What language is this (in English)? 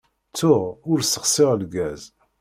Kabyle